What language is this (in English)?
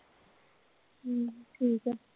Punjabi